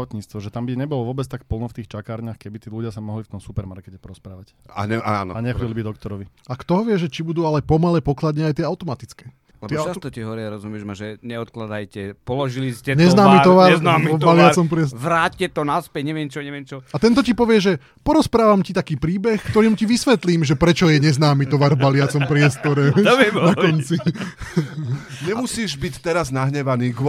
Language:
Slovak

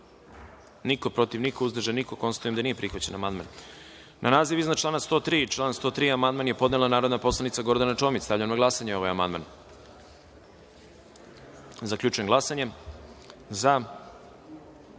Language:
Serbian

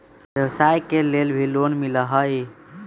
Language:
Magahi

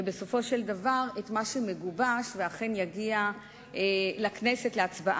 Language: Hebrew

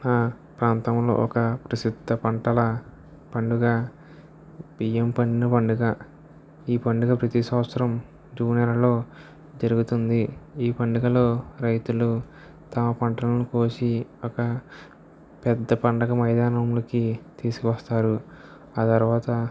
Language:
Telugu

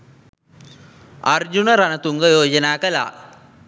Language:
Sinhala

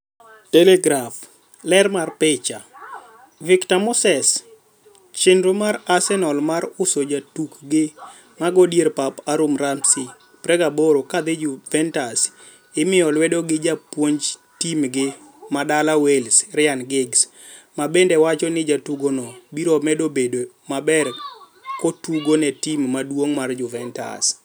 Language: Luo (Kenya and Tanzania)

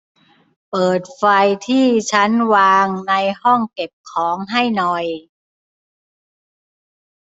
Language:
Thai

